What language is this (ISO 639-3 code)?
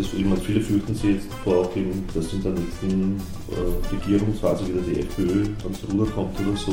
deu